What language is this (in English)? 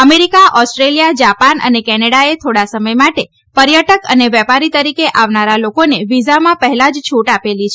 Gujarati